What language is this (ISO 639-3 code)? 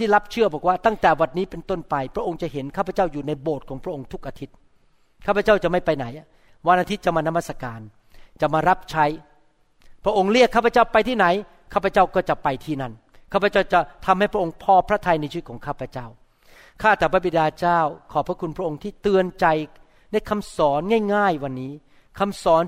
tha